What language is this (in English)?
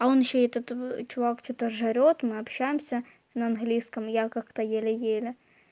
Russian